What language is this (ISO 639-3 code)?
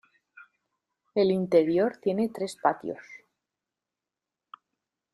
spa